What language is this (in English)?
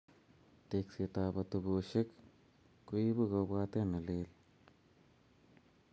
Kalenjin